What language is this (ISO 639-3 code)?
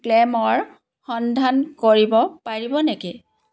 asm